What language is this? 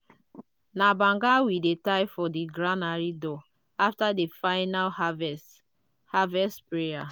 Nigerian Pidgin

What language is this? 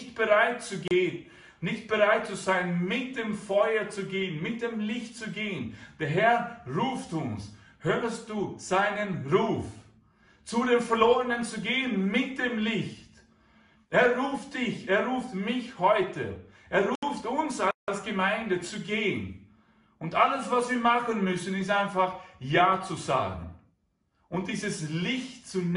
German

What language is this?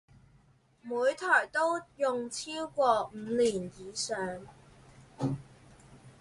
Chinese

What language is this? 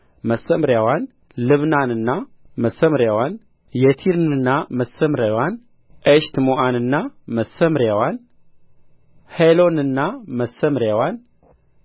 Amharic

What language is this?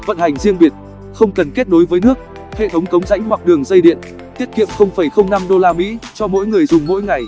Vietnamese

